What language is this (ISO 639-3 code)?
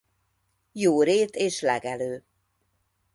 hun